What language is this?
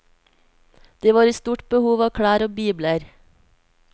Norwegian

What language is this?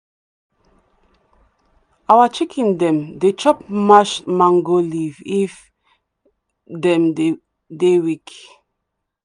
Nigerian Pidgin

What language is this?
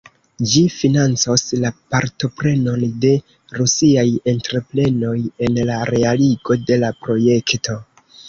Esperanto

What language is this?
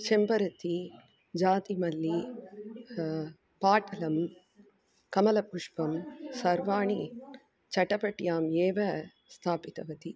Sanskrit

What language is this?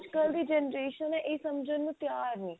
Punjabi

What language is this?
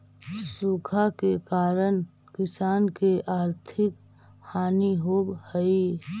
Magahi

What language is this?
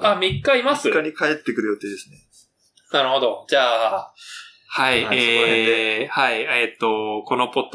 Japanese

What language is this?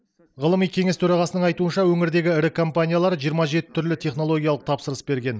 Kazakh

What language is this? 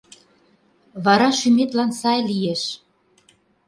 Mari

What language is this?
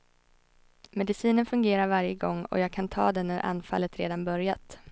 Swedish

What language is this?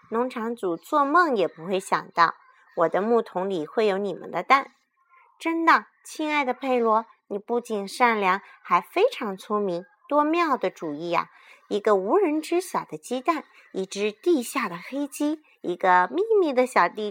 Chinese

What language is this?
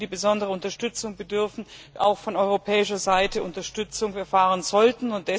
German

